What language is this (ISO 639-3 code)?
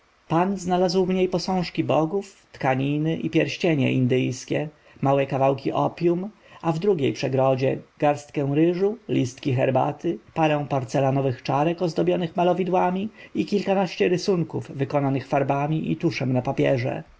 pol